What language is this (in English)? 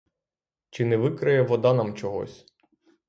Ukrainian